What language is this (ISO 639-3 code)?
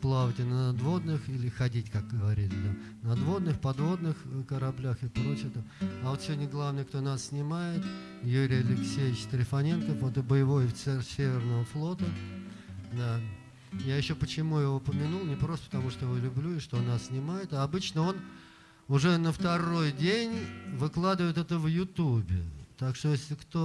rus